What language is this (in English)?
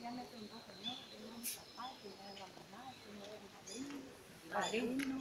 Spanish